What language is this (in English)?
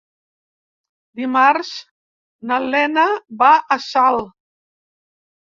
Catalan